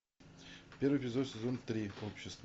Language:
Russian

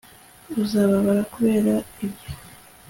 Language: Kinyarwanda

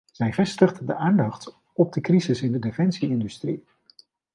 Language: Dutch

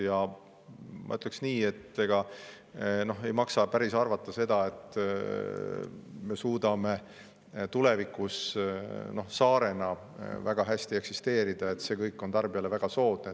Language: Estonian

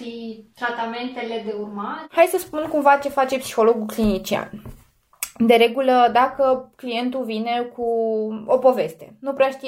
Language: Romanian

